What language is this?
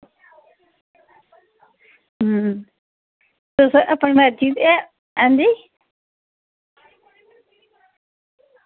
Dogri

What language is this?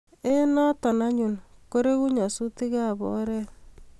Kalenjin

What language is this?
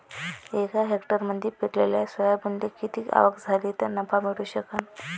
Marathi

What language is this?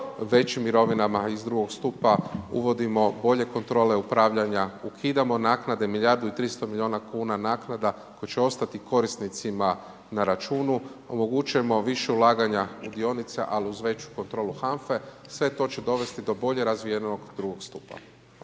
Croatian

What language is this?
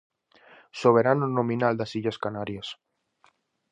Galician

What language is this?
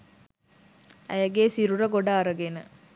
Sinhala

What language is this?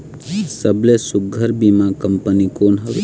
Chhattisgarhi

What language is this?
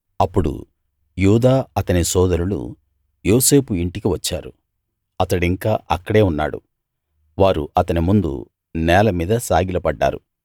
Telugu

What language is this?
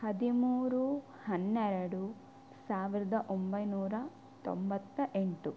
Kannada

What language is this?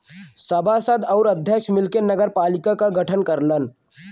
Bhojpuri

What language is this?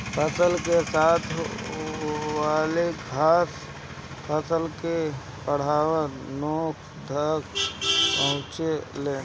Bhojpuri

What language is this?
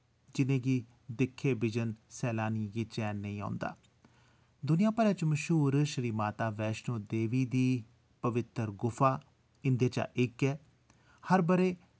Dogri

